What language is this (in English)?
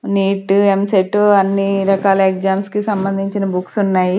Telugu